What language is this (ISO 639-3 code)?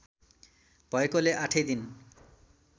nep